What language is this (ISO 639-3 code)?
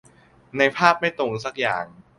tha